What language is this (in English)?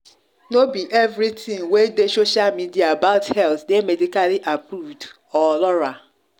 Nigerian Pidgin